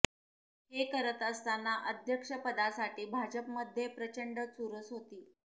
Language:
Marathi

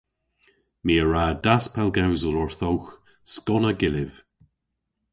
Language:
Cornish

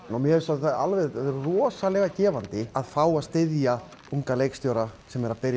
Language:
Icelandic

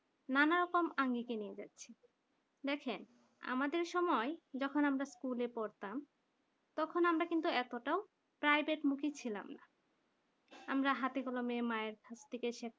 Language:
Bangla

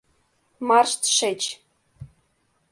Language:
Mari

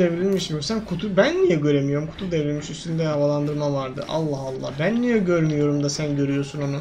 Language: Turkish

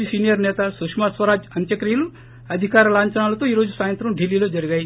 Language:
Telugu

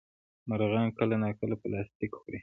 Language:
Pashto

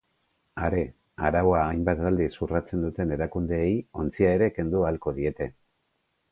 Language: Basque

